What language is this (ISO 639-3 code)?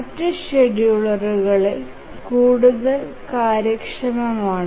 mal